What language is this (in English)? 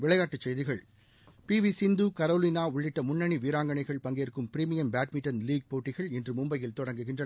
Tamil